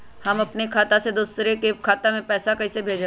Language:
Magahi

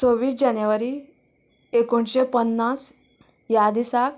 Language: Konkani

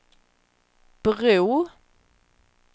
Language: Swedish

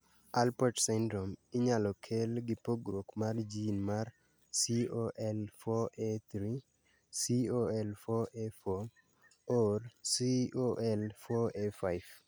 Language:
Luo (Kenya and Tanzania)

